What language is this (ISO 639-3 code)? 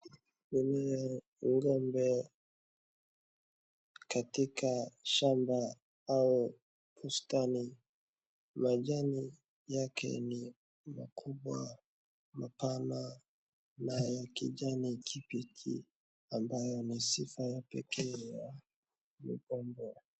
swa